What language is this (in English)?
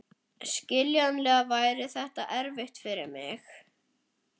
Icelandic